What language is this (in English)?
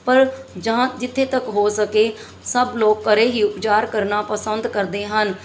Punjabi